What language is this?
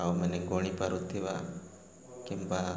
Odia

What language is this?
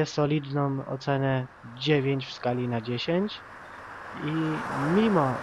Polish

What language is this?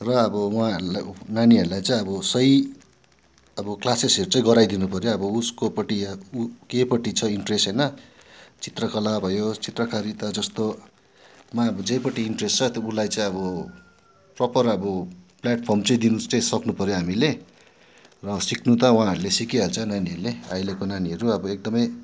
Nepali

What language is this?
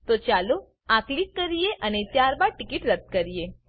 Gujarati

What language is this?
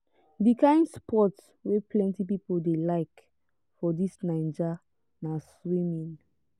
Nigerian Pidgin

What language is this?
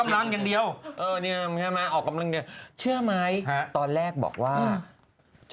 Thai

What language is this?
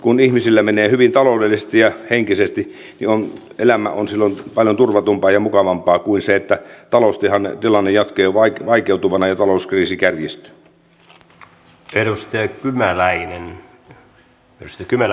Finnish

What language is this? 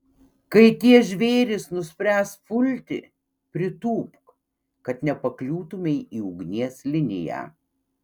Lithuanian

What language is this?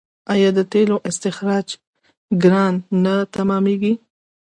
Pashto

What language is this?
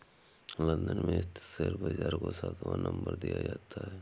Hindi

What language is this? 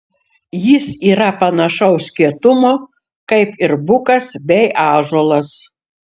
Lithuanian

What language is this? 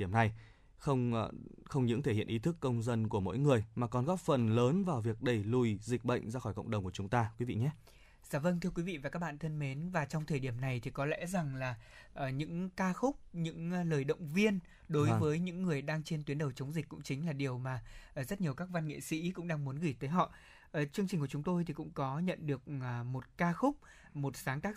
Vietnamese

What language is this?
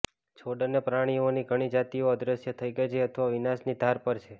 Gujarati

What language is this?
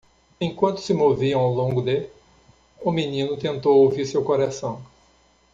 Portuguese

